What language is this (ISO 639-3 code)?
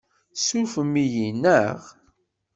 kab